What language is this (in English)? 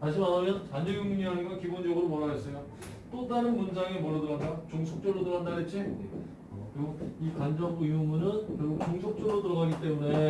Korean